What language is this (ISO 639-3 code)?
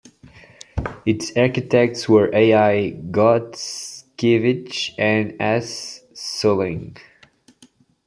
eng